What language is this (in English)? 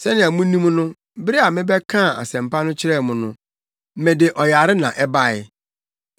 Akan